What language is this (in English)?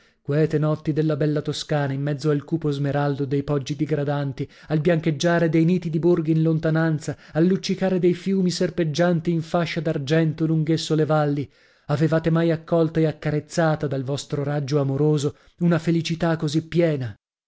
Italian